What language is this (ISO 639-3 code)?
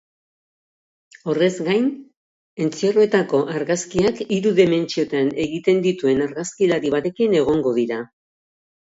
eus